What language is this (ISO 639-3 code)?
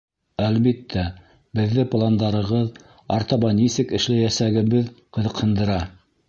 bak